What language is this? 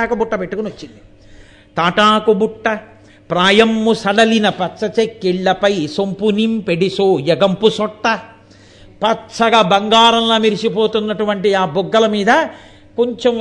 Telugu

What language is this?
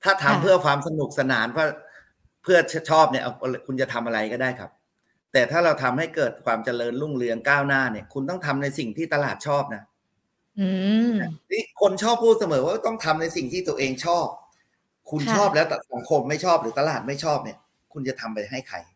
Thai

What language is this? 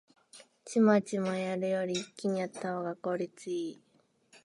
Japanese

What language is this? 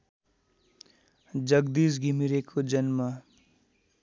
Nepali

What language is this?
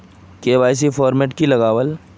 Magahi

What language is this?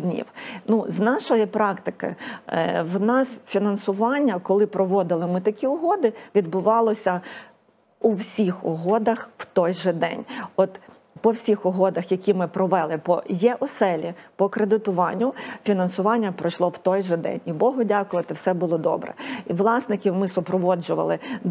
Ukrainian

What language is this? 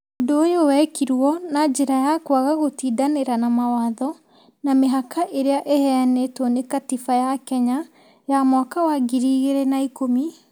Kikuyu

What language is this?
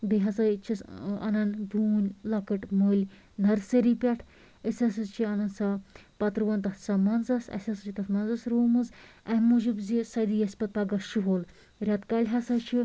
Kashmiri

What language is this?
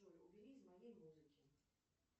Russian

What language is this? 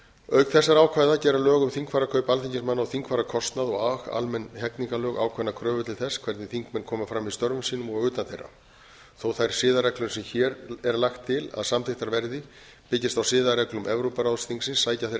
Icelandic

